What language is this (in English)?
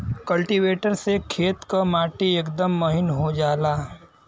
Bhojpuri